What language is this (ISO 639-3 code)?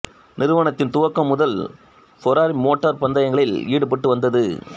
tam